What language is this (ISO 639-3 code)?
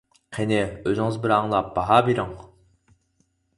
uig